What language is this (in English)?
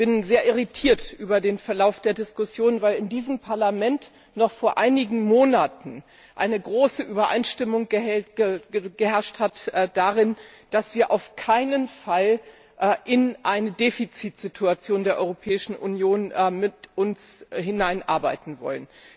German